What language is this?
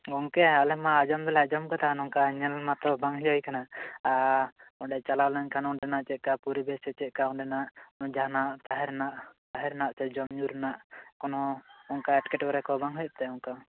Santali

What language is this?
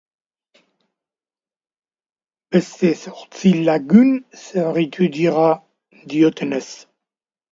Basque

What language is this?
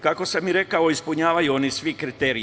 Serbian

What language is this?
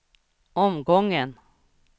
Swedish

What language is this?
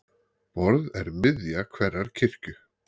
Icelandic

